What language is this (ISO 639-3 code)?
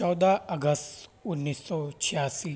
urd